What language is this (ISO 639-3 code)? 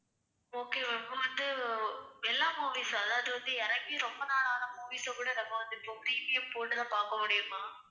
tam